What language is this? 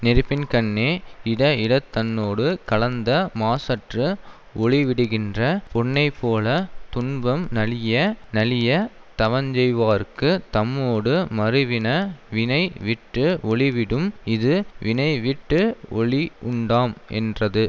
Tamil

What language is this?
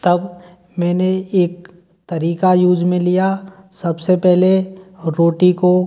Hindi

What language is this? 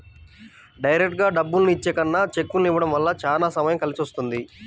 Telugu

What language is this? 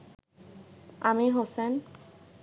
Bangla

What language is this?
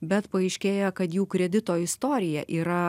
Lithuanian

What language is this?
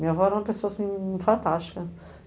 Portuguese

